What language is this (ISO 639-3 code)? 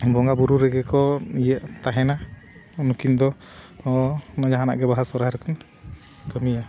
sat